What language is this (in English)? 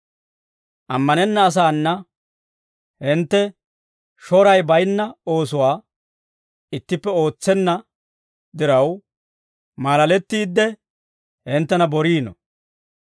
Dawro